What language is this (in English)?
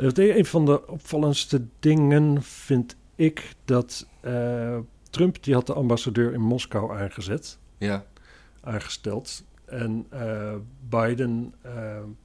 Dutch